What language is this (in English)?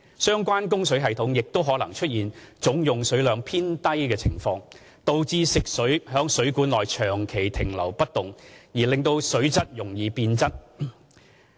Cantonese